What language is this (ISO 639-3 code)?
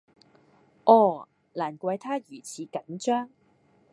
yue